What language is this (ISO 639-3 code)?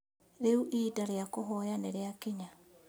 kik